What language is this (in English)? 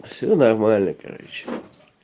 Russian